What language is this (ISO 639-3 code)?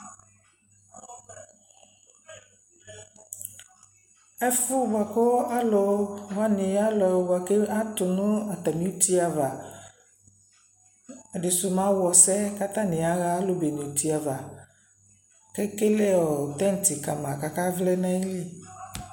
kpo